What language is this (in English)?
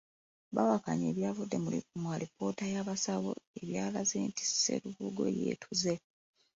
Ganda